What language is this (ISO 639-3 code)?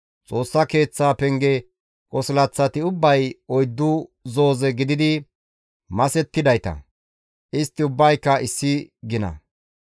gmv